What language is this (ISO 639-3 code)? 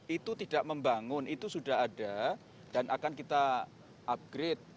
ind